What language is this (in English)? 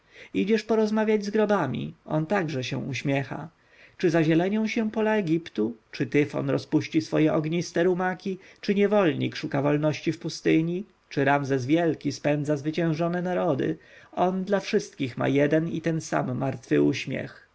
Polish